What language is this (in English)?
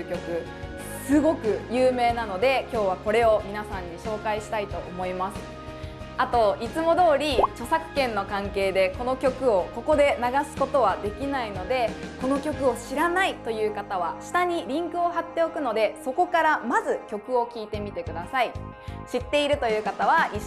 Japanese